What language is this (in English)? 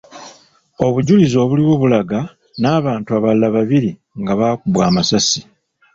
Ganda